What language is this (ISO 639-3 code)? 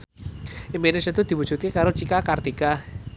jav